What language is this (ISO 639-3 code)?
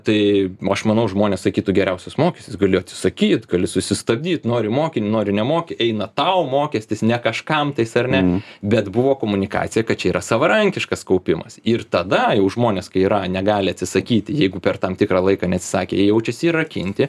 lit